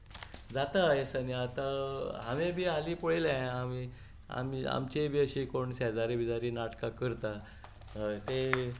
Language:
Konkani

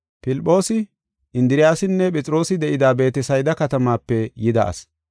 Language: Gofa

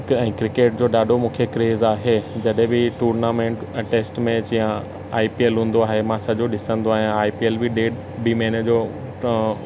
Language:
Sindhi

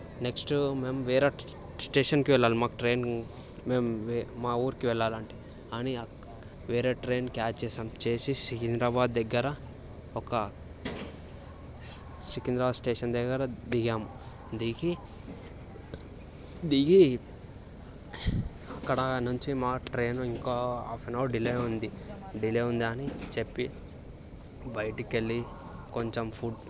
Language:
Telugu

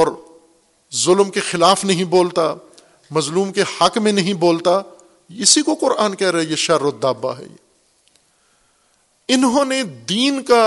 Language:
Urdu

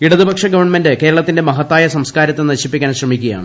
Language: Malayalam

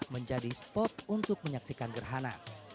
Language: Indonesian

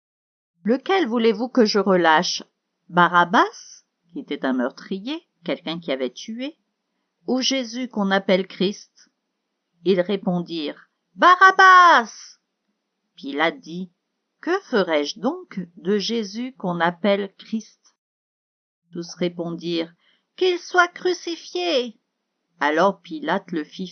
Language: French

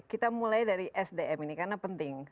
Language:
Indonesian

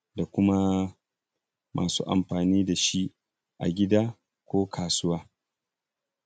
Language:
Hausa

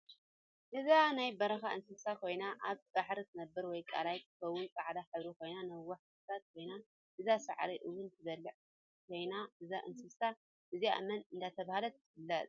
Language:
Tigrinya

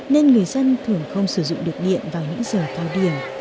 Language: Vietnamese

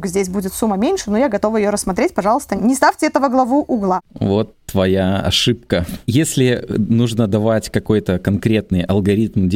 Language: Russian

